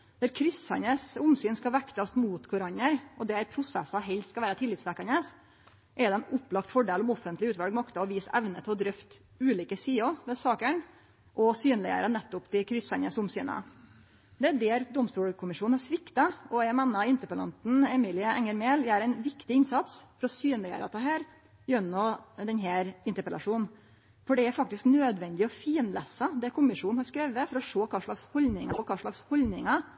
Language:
Norwegian Nynorsk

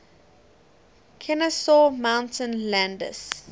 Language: English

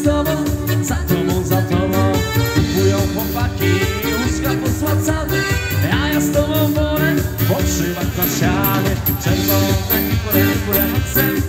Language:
Romanian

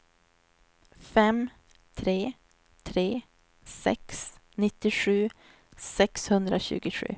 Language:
Swedish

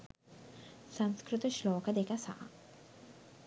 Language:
Sinhala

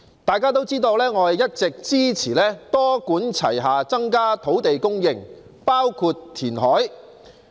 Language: Cantonese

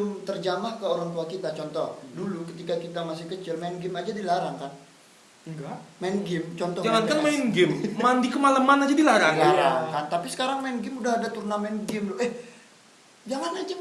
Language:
Indonesian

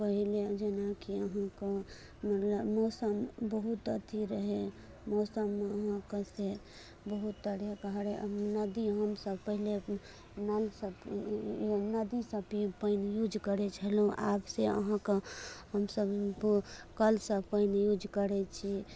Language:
Maithili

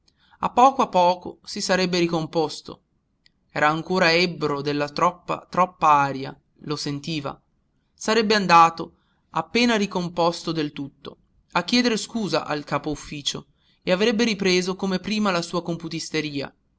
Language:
Italian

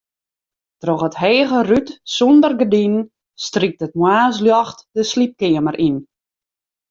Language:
Western Frisian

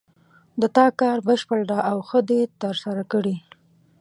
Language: Pashto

